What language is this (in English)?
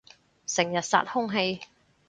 Cantonese